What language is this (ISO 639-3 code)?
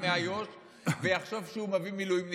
heb